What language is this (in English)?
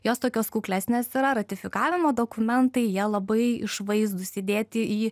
Lithuanian